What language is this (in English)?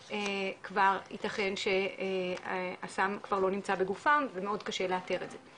Hebrew